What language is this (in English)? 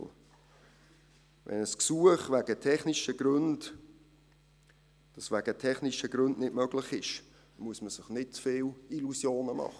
Swiss German